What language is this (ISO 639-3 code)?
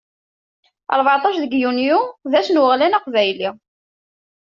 kab